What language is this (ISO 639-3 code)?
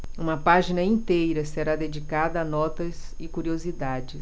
por